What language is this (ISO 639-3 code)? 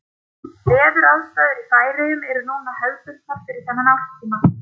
isl